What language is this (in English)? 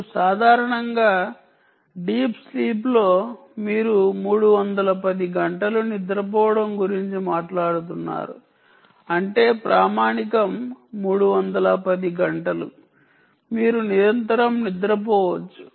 Telugu